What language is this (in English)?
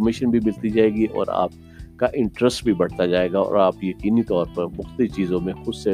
Urdu